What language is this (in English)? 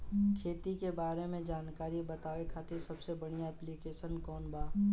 Bhojpuri